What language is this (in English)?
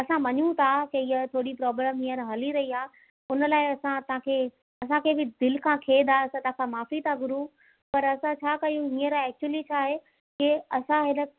Sindhi